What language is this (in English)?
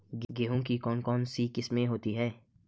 Hindi